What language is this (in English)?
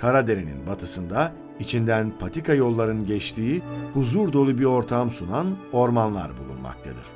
Turkish